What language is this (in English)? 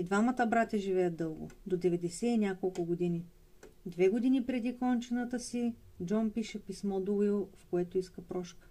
Bulgarian